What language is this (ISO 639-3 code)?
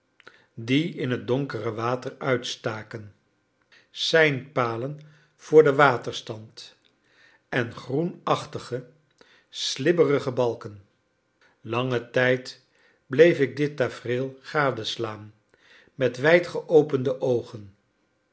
nld